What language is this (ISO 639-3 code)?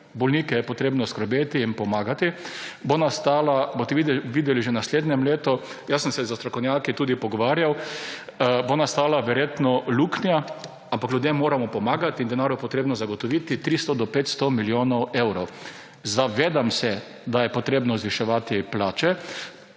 slv